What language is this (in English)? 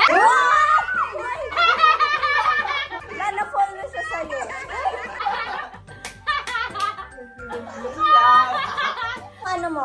Filipino